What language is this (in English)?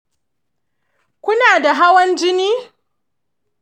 Hausa